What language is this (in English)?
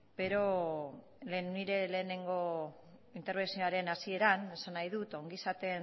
Basque